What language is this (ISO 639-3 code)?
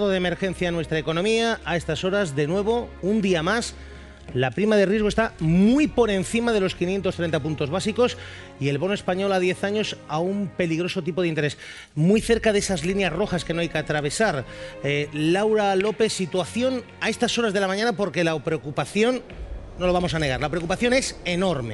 spa